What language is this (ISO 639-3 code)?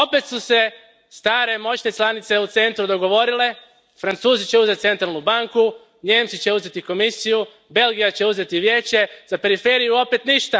hrv